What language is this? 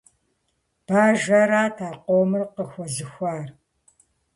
Kabardian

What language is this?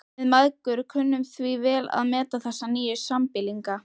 Icelandic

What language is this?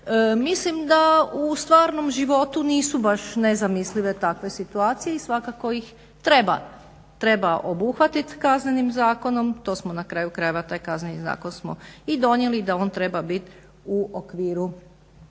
Croatian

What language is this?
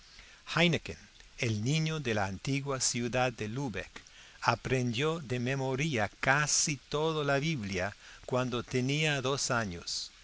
Spanish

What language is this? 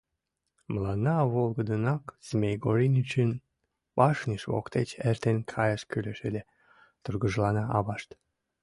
Mari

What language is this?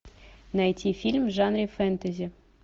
Russian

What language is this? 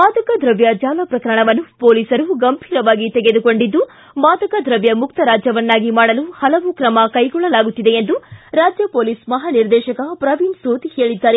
Kannada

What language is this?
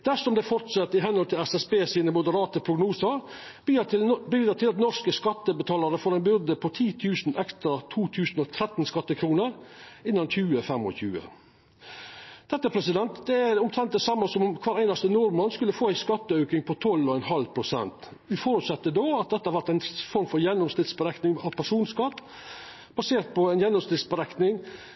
Norwegian Nynorsk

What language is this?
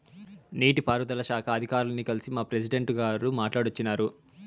Telugu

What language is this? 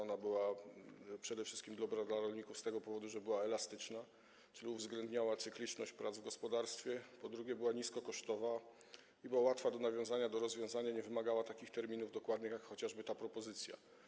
Polish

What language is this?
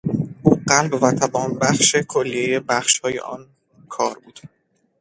Persian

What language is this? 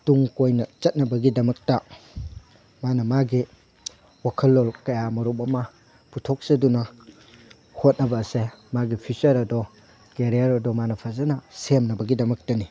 Manipuri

